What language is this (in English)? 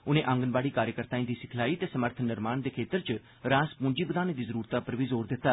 Dogri